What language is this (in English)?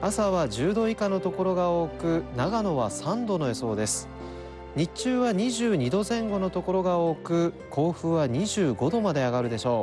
Japanese